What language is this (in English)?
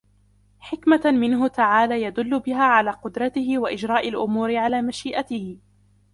Arabic